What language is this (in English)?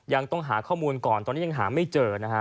Thai